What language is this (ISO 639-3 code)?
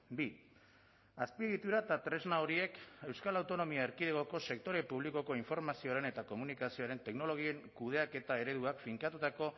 eus